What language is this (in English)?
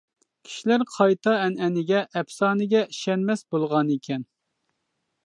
Uyghur